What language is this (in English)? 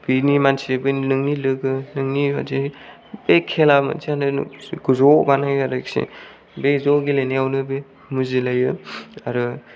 Bodo